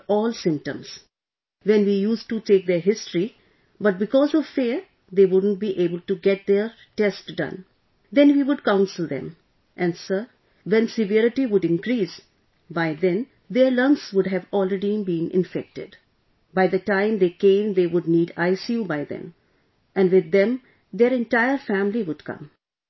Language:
English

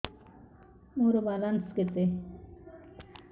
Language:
Odia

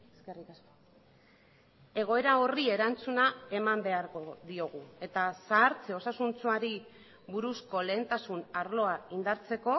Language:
Basque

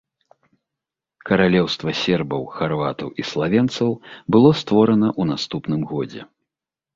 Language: Belarusian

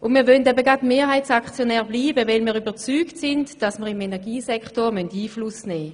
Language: Swiss German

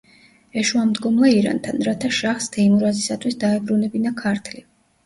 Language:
Georgian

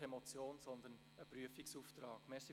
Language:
Swiss German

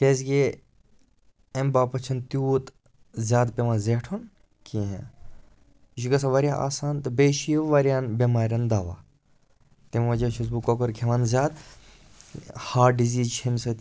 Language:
Kashmiri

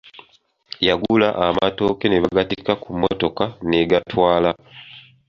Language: Ganda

